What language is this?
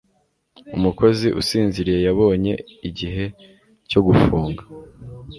Kinyarwanda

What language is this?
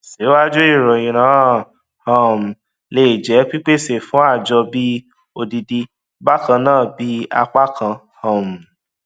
Yoruba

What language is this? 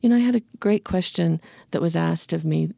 English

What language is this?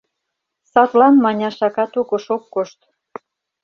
Mari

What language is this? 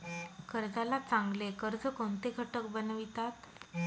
Marathi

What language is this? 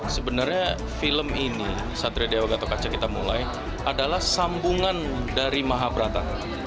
Indonesian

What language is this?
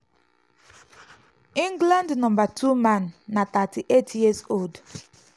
Nigerian Pidgin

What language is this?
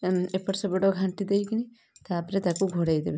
Odia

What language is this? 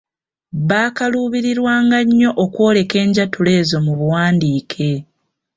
Ganda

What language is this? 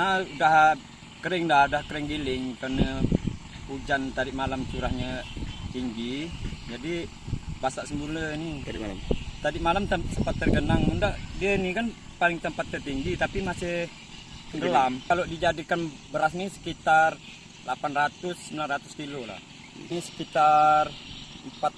Indonesian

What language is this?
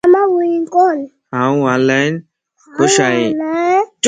Lasi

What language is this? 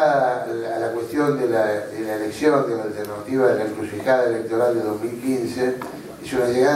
Spanish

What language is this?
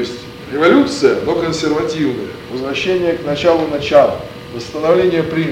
Russian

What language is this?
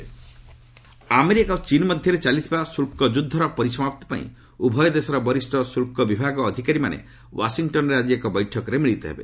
Odia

